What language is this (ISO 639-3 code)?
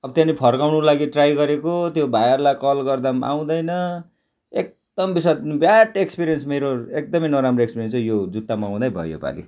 nep